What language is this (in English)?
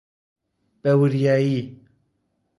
Central Kurdish